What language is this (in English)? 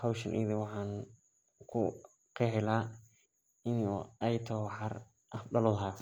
Somali